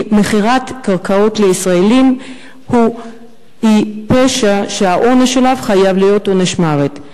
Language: Hebrew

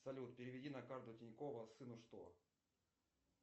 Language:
Russian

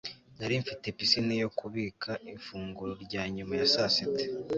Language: Kinyarwanda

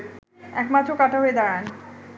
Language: Bangla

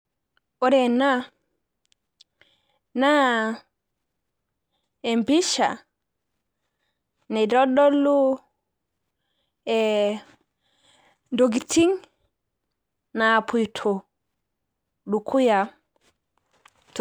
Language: Masai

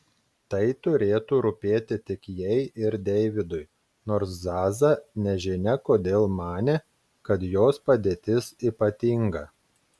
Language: Lithuanian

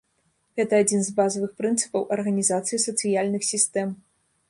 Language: Belarusian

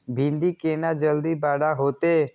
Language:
Maithili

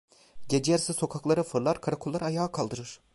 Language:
Turkish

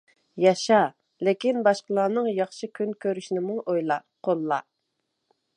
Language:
Uyghur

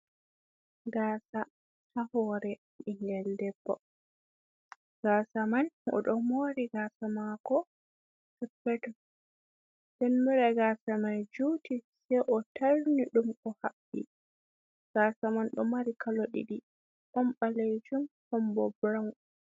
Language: Fula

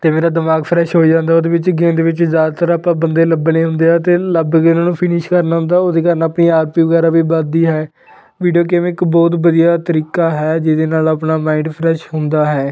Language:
Punjabi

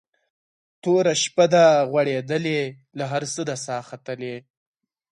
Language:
Pashto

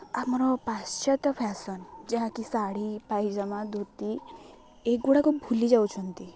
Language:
Odia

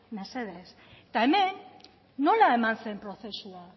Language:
Basque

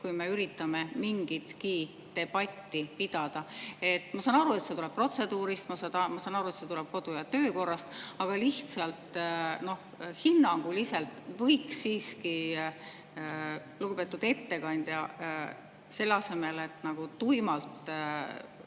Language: Estonian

